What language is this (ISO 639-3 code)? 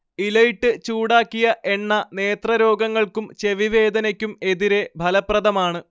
mal